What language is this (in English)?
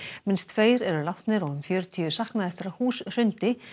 Icelandic